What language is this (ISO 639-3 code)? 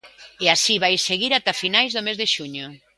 glg